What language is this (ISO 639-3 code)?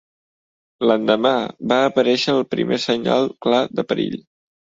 cat